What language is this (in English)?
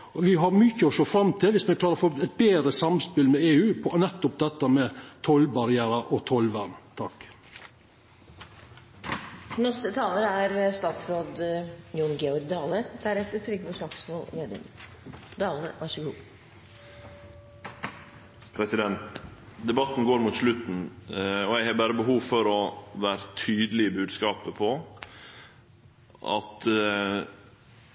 Norwegian Nynorsk